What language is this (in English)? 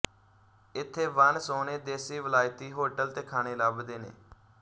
Punjabi